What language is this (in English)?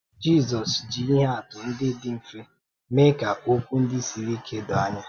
Igbo